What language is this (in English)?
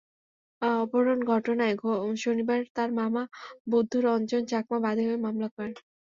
Bangla